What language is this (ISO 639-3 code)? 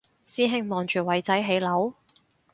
yue